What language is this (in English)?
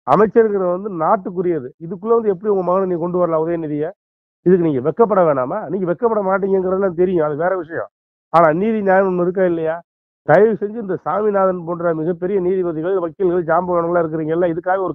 Arabic